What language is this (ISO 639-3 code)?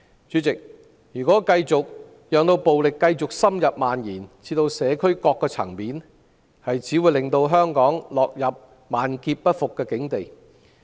yue